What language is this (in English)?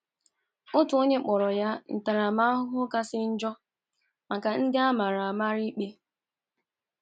Igbo